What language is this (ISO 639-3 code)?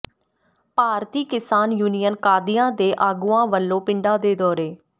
pan